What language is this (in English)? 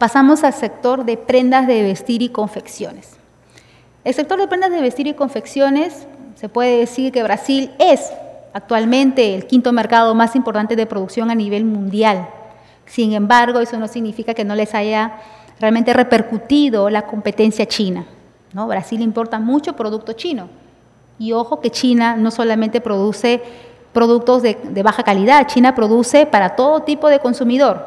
Spanish